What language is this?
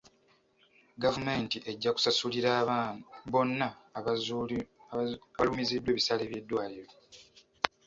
Ganda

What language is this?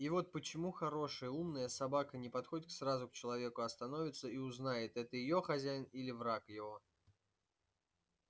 Russian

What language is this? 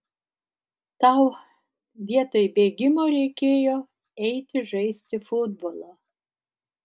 Lithuanian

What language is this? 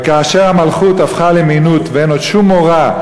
Hebrew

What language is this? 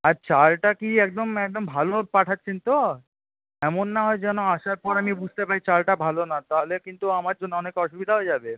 Bangla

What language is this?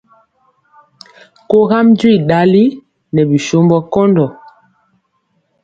Mpiemo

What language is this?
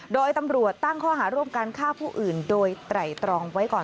Thai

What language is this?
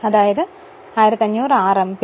Malayalam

